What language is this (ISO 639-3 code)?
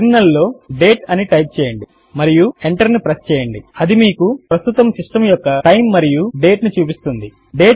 tel